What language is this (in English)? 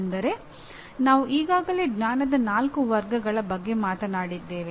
Kannada